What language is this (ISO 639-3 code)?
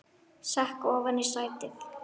isl